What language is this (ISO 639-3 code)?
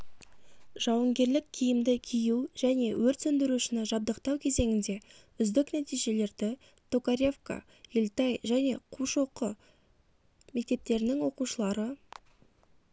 kaz